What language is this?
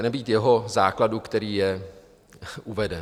Czech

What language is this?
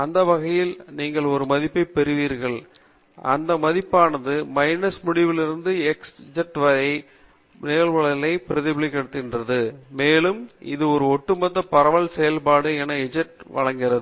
Tamil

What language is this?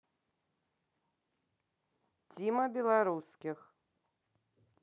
Russian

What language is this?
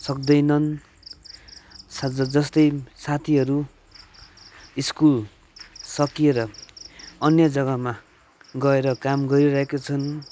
Nepali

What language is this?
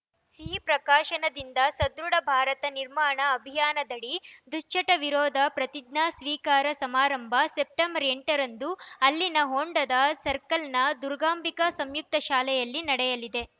Kannada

